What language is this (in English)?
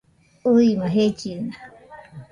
Nüpode Huitoto